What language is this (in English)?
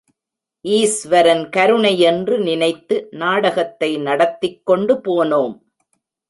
Tamil